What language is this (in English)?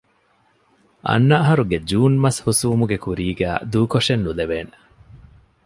Divehi